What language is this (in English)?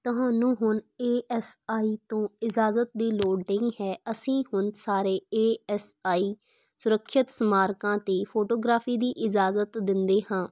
Punjabi